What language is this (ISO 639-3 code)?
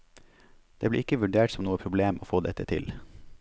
nor